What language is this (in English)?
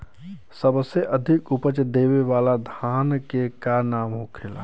Bhojpuri